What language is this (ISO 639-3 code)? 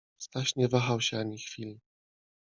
pol